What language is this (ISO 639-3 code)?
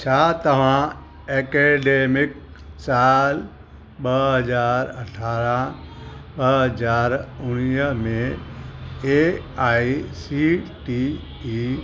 snd